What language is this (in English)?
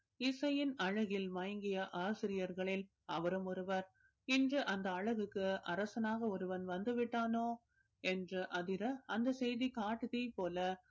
Tamil